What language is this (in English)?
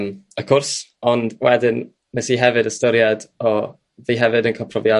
Welsh